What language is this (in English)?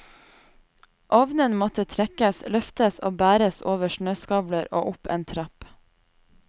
Norwegian